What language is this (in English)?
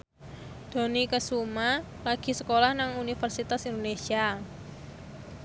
Javanese